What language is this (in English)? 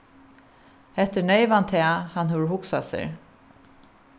Faroese